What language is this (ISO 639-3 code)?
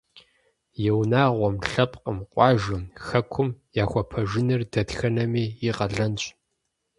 kbd